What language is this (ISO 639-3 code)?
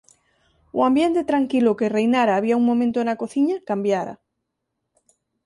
glg